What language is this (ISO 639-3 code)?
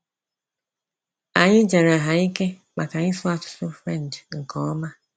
ibo